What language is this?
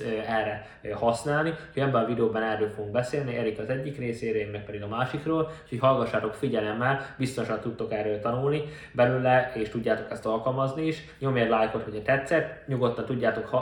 Hungarian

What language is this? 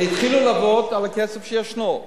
Hebrew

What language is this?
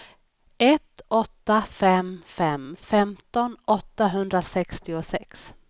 Swedish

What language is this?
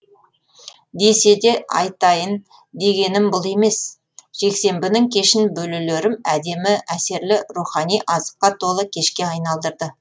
Kazakh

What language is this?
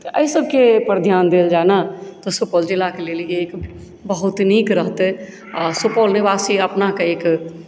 Maithili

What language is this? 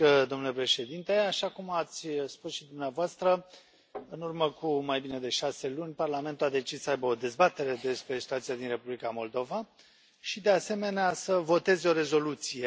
Romanian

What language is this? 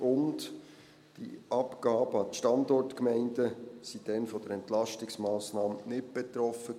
Swiss German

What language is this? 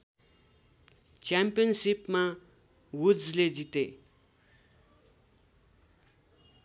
Nepali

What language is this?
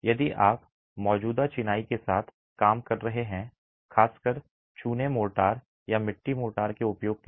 Hindi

